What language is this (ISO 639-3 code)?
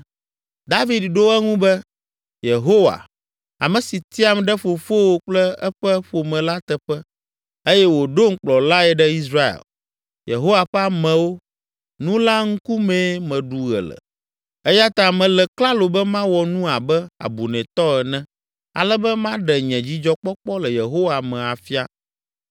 ewe